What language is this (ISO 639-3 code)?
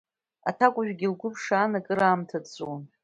abk